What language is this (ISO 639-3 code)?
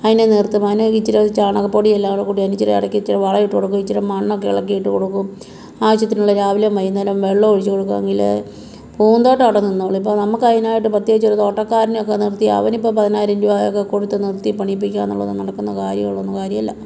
mal